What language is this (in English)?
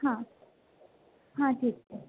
Marathi